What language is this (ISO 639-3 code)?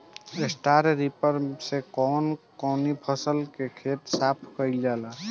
bho